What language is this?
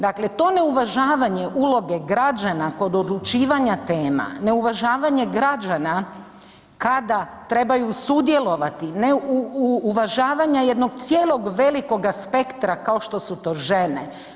Croatian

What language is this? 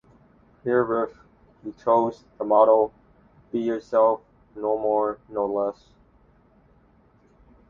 English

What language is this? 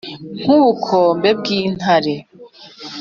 Kinyarwanda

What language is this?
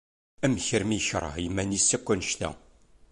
Kabyle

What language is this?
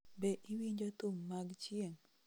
Luo (Kenya and Tanzania)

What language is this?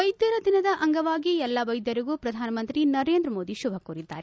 Kannada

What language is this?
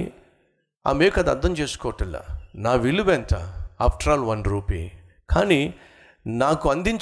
Telugu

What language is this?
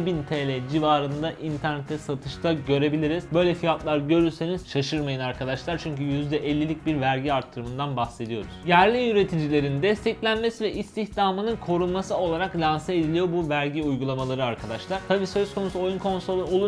Turkish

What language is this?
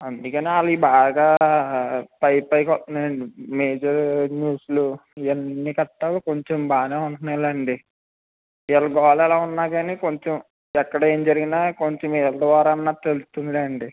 Telugu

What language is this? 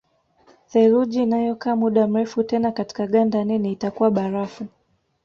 Swahili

